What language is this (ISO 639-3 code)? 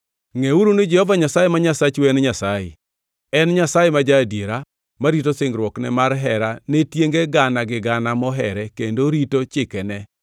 luo